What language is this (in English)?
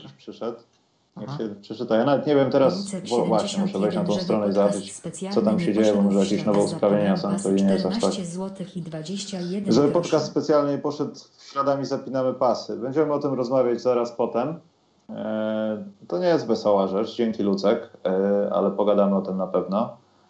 Polish